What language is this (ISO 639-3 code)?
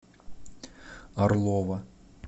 rus